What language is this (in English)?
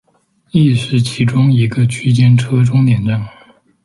Chinese